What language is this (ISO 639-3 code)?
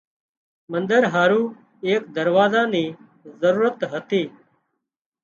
kxp